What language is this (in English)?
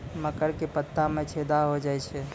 Maithili